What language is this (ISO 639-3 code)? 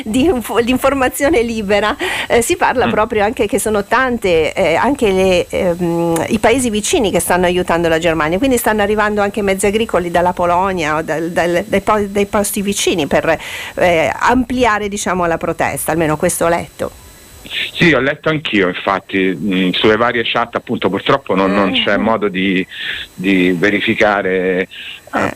ita